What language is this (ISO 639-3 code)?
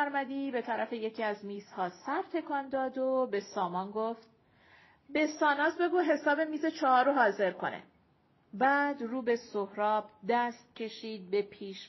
fas